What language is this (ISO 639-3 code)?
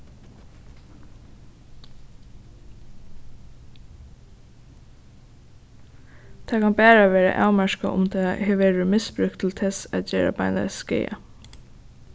fao